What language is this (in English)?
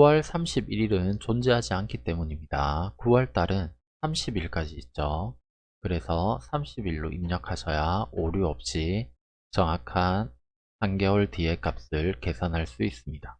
Korean